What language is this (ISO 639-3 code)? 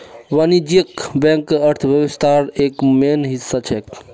mag